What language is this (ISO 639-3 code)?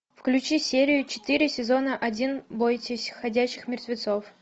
rus